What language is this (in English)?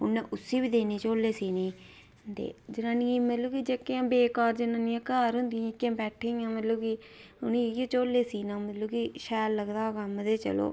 Dogri